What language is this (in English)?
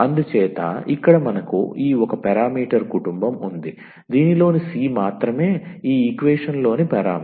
Telugu